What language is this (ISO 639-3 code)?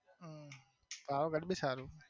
guj